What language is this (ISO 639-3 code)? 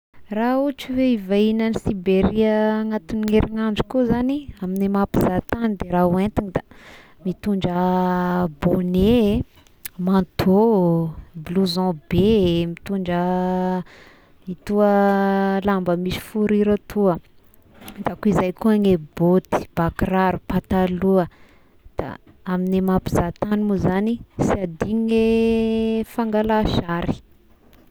tkg